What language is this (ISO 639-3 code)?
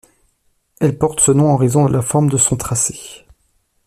fra